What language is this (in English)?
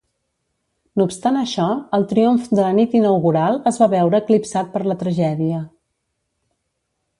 Catalan